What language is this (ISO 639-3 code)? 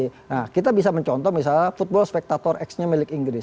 ind